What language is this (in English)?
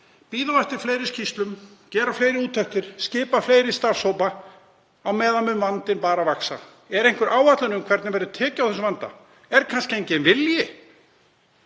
Icelandic